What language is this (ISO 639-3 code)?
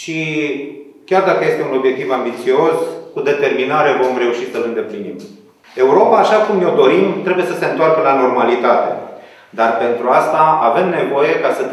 ron